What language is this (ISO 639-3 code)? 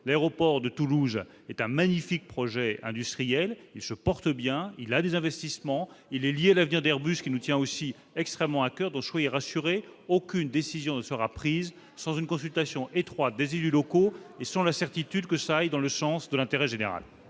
fra